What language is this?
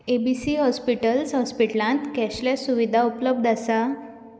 Konkani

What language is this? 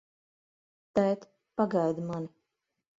Latvian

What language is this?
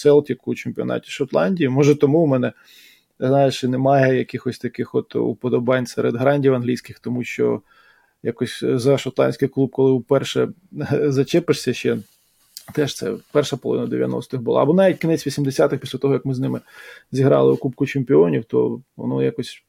Ukrainian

